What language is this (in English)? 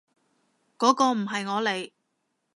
Cantonese